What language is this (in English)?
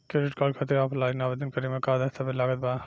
Bhojpuri